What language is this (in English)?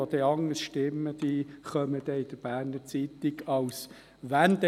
Swiss German